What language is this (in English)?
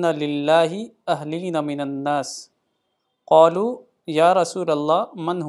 Urdu